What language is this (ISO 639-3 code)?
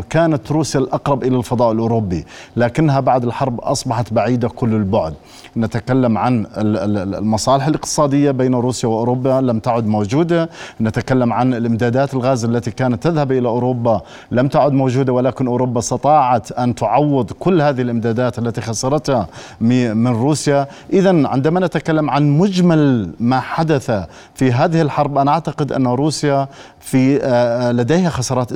ara